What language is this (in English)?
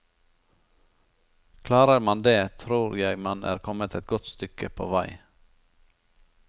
Norwegian